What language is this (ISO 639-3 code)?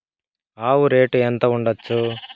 tel